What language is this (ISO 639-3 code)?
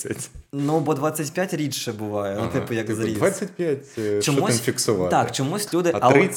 ukr